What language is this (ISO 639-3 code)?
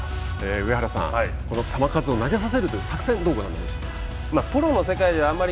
jpn